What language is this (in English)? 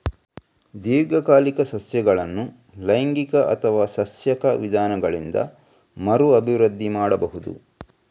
Kannada